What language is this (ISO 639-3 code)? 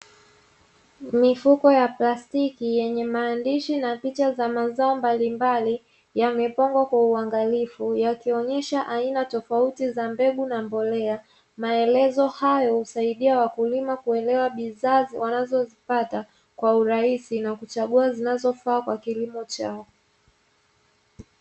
swa